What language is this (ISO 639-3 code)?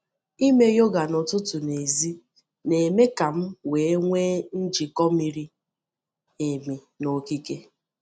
ibo